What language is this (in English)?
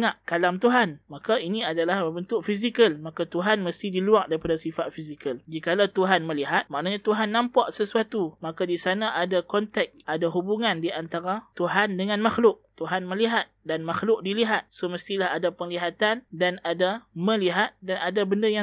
Malay